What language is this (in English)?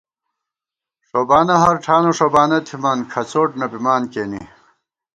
Gawar-Bati